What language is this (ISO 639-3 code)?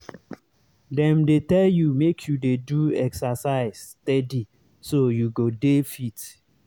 pcm